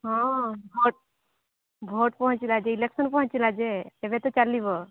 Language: Odia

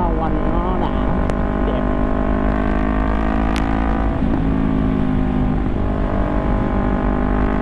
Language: Vietnamese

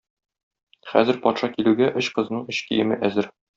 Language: Tatar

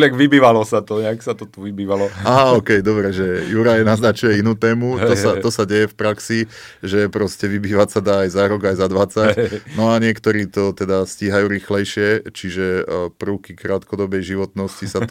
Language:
Slovak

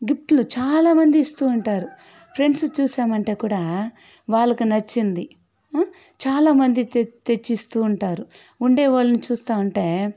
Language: Telugu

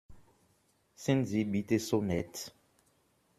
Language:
German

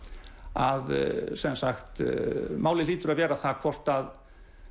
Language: Icelandic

